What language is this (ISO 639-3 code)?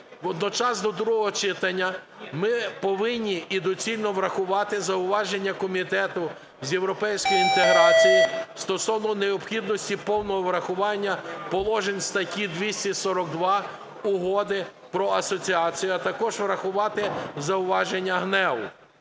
ukr